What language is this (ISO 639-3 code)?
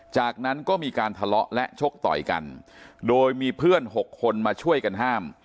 tha